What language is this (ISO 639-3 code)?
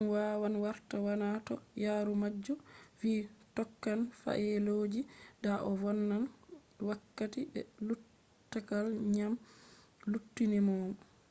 ful